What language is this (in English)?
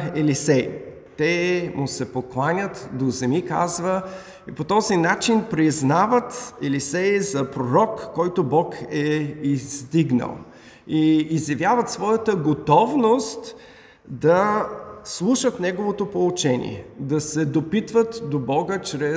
Bulgarian